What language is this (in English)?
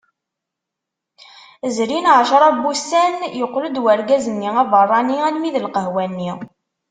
Kabyle